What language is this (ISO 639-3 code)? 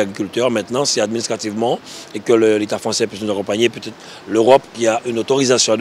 fra